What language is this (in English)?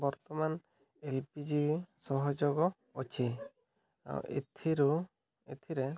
Odia